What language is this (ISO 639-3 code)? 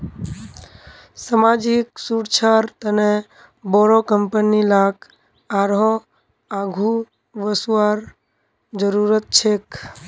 mag